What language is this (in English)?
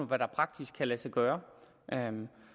Danish